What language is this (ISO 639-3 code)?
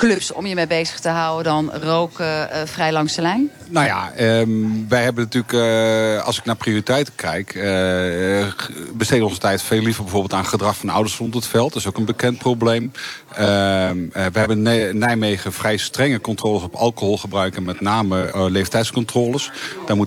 nld